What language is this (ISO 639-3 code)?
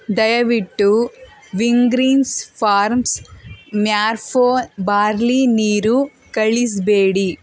kan